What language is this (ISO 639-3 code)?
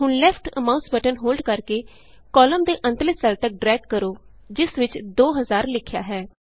pan